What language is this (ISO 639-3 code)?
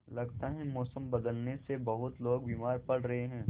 hin